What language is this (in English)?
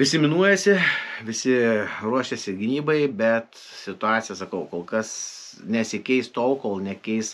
Lithuanian